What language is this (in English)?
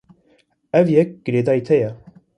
Kurdish